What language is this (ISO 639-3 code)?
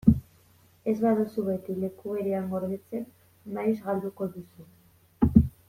eus